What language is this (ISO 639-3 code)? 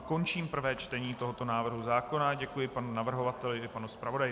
ces